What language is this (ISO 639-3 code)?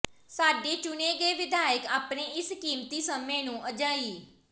pan